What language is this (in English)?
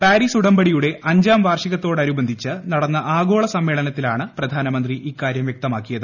Malayalam